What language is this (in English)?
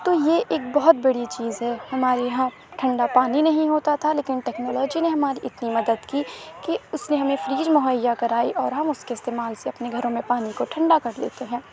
Urdu